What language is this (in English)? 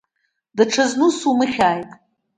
Abkhazian